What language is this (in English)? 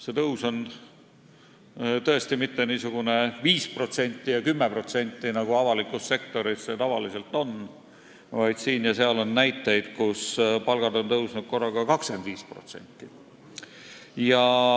Estonian